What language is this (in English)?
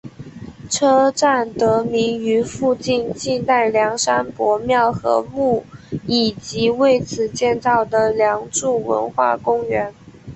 Chinese